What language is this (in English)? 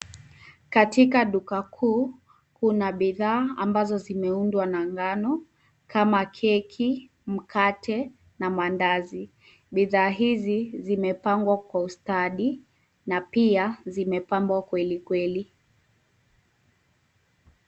Swahili